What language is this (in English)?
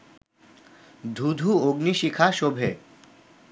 Bangla